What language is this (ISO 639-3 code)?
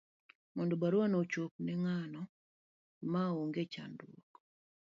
luo